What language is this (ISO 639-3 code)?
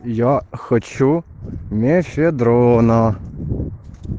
rus